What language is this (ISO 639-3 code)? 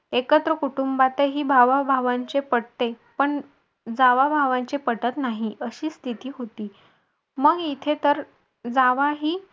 mar